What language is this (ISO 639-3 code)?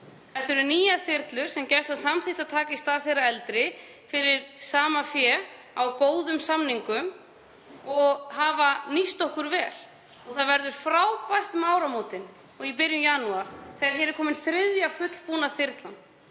isl